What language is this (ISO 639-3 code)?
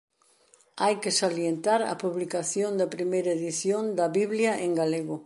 glg